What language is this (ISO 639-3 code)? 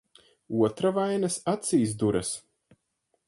lav